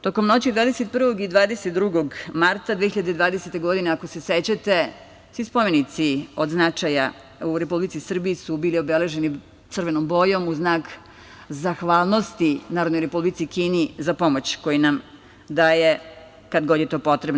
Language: Serbian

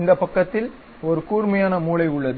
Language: Tamil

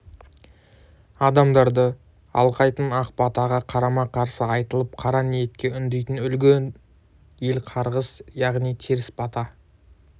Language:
Kazakh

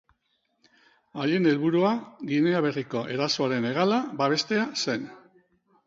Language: Basque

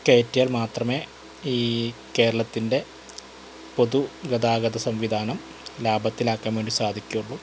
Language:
Malayalam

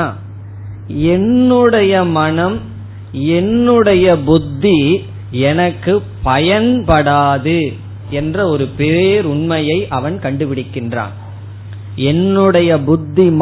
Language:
Tamil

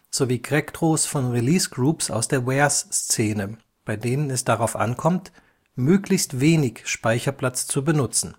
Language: German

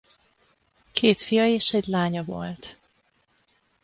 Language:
Hungarian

